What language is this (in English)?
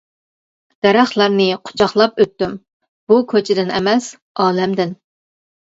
Uyghur